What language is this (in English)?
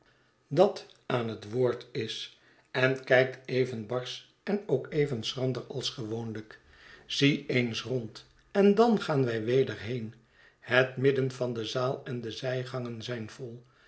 Dutch